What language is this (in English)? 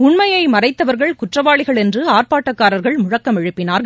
Tamil